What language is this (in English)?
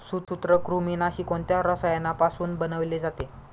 Marathi